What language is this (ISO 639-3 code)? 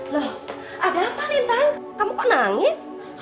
ind